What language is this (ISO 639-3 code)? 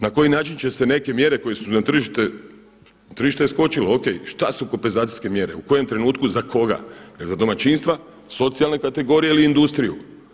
hrv